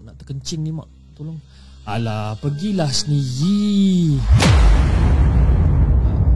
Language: Malay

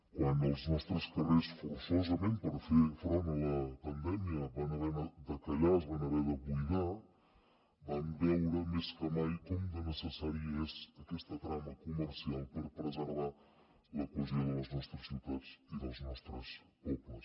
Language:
Catalan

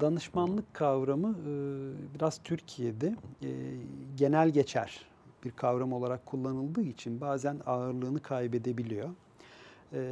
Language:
Turkish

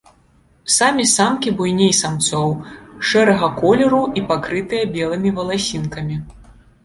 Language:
Belarusian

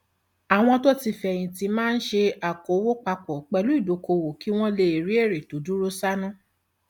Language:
Yoruba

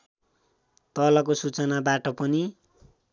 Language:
Nepali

